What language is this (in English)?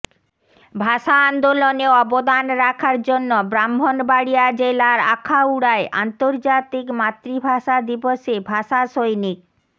Bangla